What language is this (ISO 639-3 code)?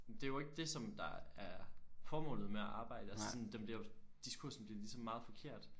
dan